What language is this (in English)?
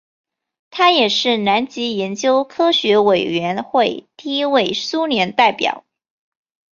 Chinese